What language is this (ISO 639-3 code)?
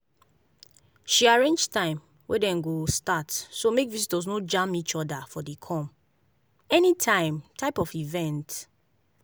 pcm